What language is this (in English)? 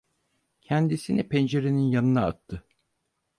Turkish